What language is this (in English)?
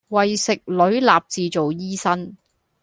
Cantonese